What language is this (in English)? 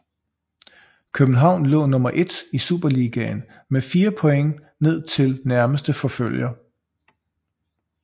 Danish